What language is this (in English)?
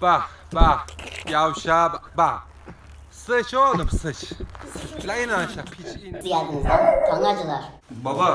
Turkish